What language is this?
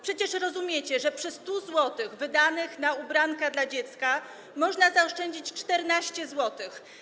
Polish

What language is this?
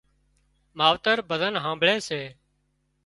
Wadiyara Koli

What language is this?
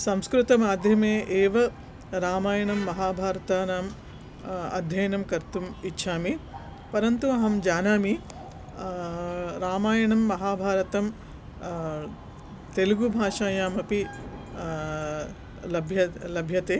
Sanskrit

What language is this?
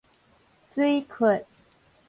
Min Nan Chinese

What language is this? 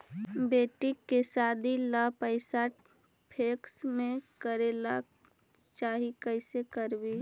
Magahi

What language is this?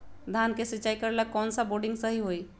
Magahi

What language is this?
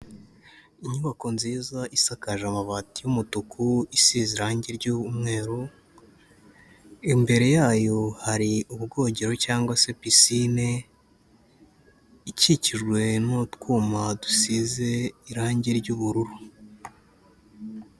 Kinyarwanda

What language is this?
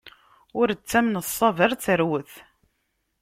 Kabyle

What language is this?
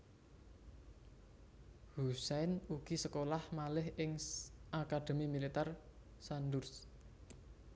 Javanese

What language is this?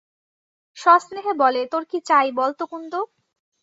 Bangla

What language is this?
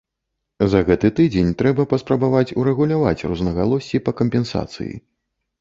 Belarusian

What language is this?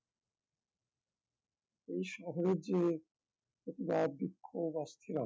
Bangla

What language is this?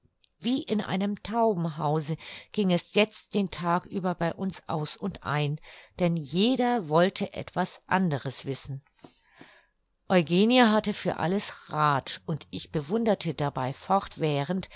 German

